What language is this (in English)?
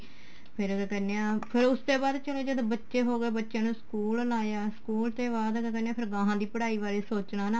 Punjabi